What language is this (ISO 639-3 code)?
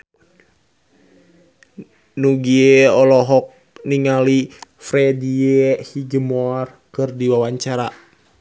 sun